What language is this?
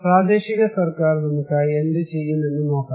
Malayalam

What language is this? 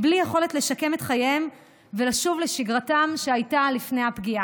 Hebrew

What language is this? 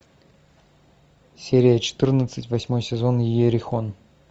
Russian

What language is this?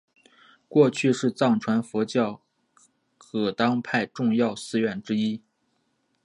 Chinese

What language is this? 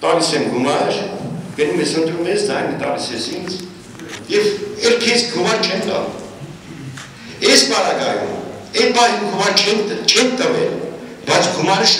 Turkish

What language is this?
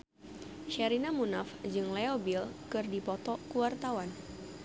Sundanese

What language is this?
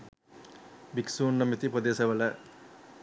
Sinhala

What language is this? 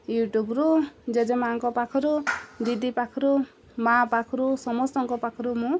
Odia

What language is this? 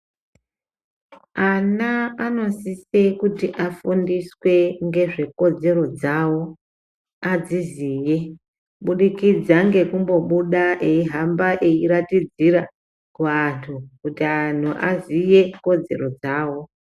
Ndau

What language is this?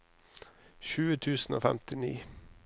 Norwegian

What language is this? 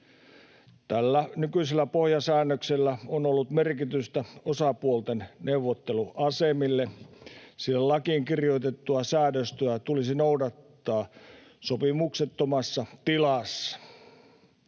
Finnish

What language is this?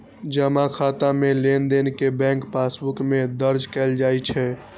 Maithili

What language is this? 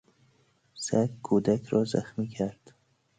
Persian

